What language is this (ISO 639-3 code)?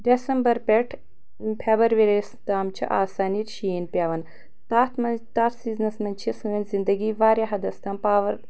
kas